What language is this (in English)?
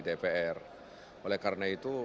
Indonesian